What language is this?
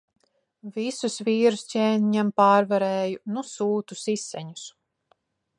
Latvian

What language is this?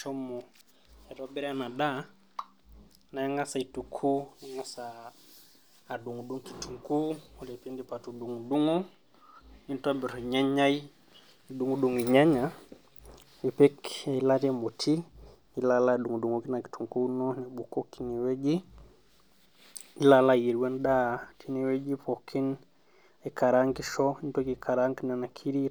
Masai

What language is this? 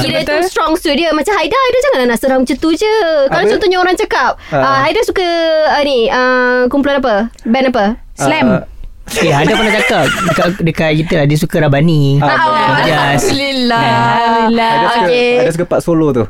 Malay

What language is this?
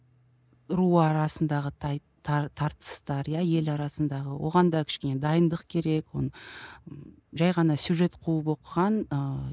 Kazakh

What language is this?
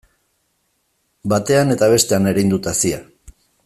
Basque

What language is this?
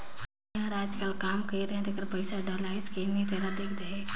Chhattisgarhi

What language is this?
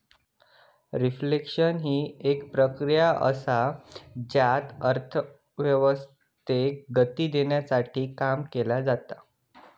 Marathi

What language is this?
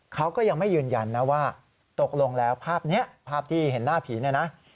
Thai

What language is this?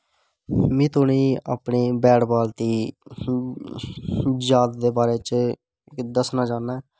Dogri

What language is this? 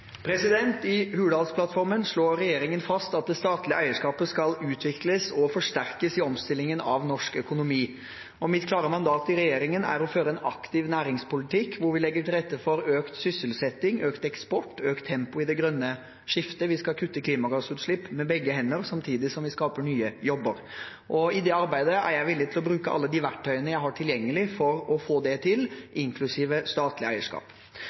Norwegian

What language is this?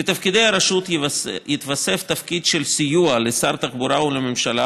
Hebrew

